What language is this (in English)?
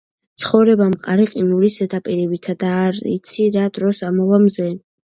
Georgian